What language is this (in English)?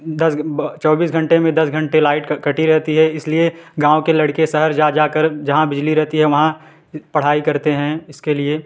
Hindi